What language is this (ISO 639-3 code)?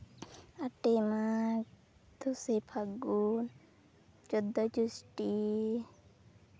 sat